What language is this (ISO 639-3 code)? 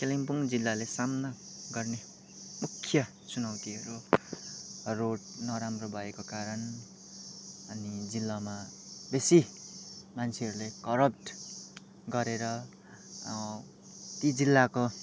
nep